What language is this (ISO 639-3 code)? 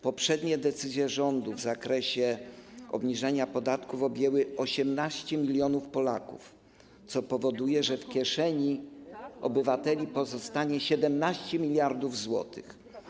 pol